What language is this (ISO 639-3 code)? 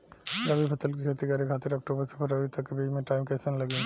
bho